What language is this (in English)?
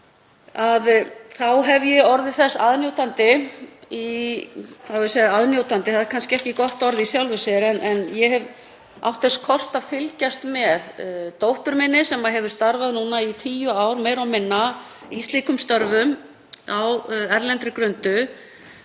Icelandic